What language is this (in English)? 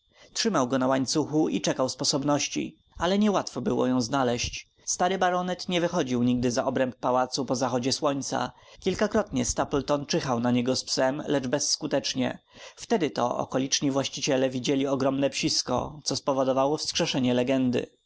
Polish